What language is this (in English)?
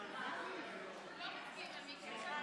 Hebrew